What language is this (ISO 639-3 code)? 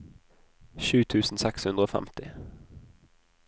nor